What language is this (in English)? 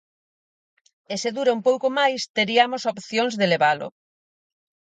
Galician